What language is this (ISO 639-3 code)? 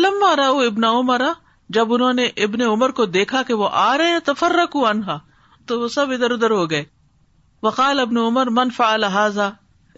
urd